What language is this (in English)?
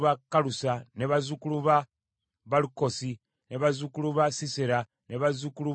Ganda